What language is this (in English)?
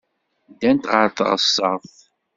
Kabyle